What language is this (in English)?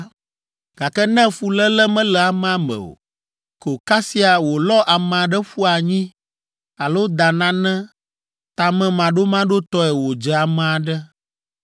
Ewe